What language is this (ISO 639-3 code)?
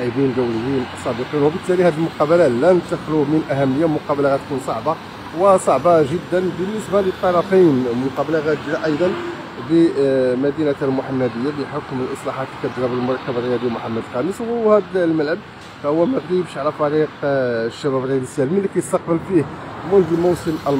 ara